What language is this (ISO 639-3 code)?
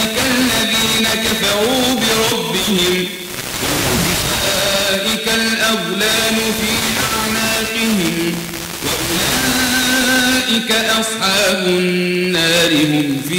ara